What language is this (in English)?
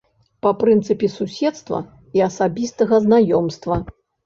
Belarusian